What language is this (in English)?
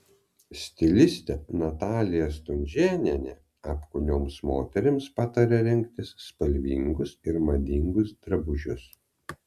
Lithuanian